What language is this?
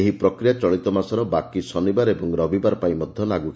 Odia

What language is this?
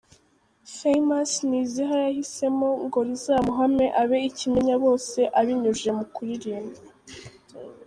Kinyarwanda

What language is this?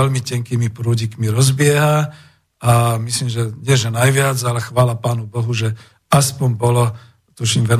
Slovak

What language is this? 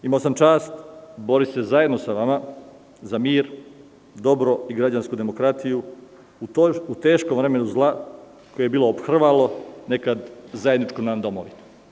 Serbian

